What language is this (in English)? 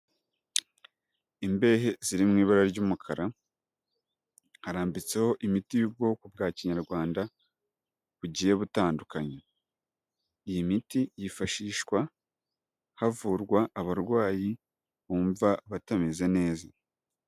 Kinyarwanda